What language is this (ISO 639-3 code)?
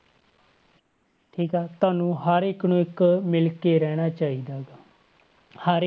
pan